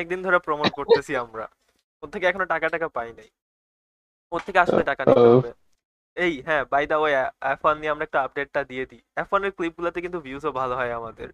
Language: Bangla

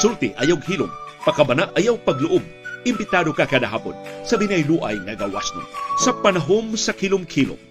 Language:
Filipino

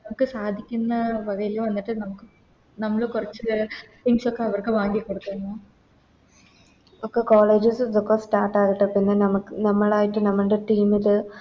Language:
Malayalam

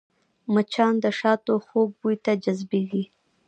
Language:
Pashto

